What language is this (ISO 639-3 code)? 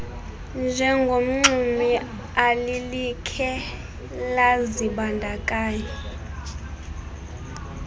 xho